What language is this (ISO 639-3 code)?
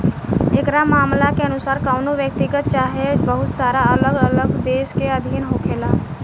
bho